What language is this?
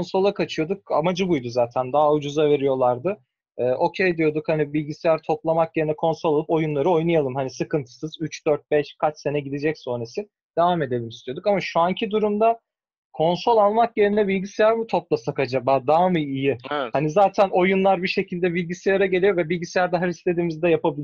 Turkish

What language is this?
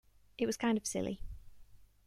English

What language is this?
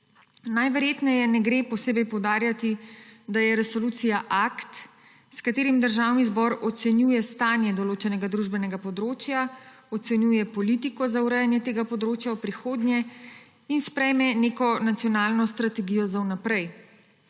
Slovenian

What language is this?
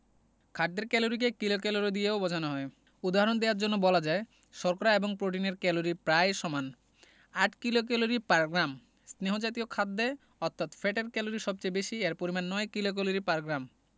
Bangla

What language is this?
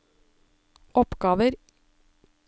Norwegian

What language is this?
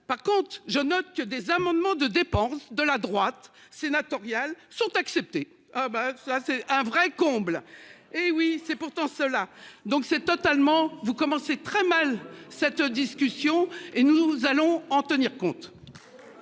French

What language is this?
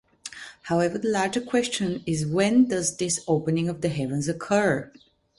English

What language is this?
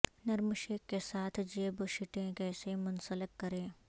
Urdu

